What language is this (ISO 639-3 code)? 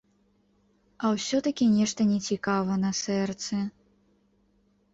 bel